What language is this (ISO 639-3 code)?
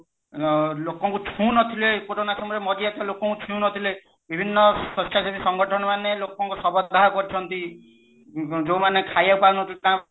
ori